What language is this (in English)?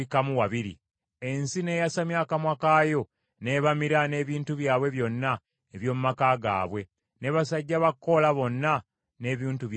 Ganda